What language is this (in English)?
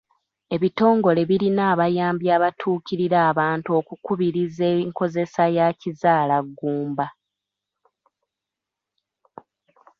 Ganda